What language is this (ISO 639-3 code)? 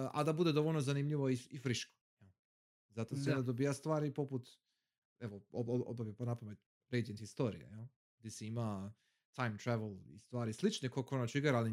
hrv